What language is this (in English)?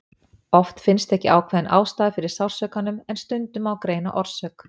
Icelandic